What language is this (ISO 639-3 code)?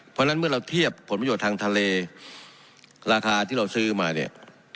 tha